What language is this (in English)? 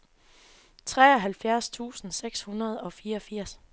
Danish